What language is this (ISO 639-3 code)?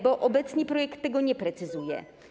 pol